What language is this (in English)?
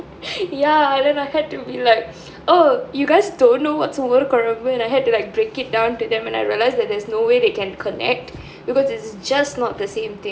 English